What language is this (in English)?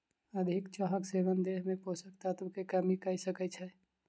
Maithili